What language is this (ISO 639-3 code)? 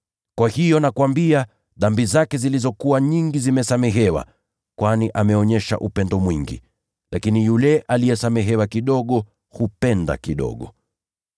swa